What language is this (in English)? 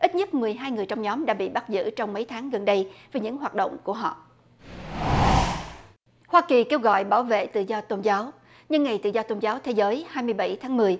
Vietnamese